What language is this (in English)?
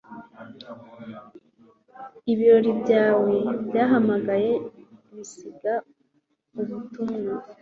Kinyarwanda